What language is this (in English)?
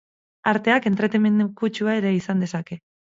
Basque